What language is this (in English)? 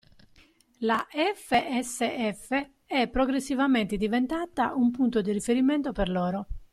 Italian